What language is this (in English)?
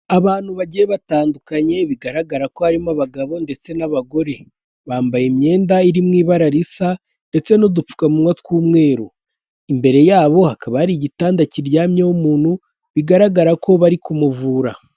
Kinyarwanda